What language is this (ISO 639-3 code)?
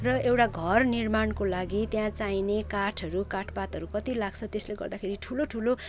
nep